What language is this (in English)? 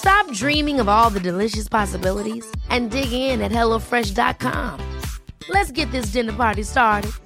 Danish